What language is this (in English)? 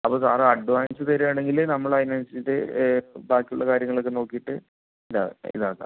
Malayalam